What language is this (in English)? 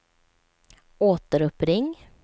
Swedish